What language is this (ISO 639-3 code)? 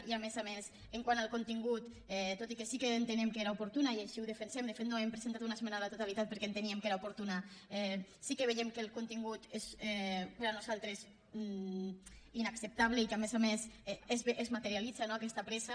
cat